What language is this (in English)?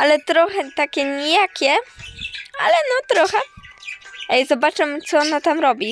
Polish